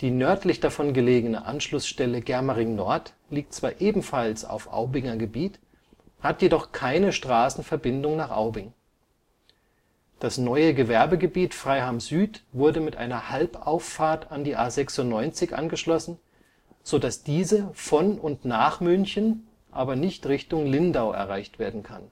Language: German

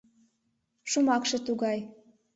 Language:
Mari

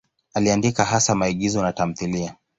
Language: Swahili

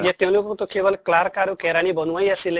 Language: Assamese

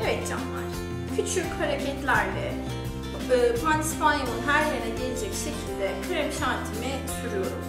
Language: Turkish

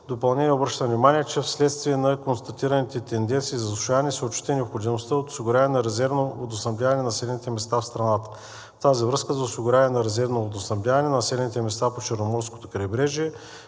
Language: Bulgarian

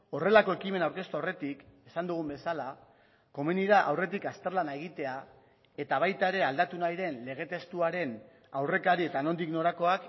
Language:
Basque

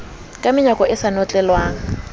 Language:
Southern Sotho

